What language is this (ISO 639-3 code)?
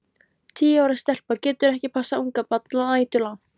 isl